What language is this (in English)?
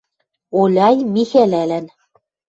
Western Mari